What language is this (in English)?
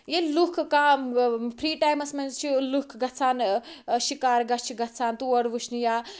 Kashmiri